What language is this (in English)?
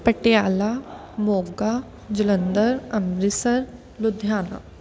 Punjabi